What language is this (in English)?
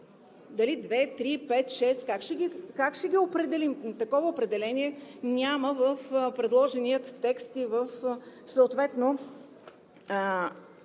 Bulgarian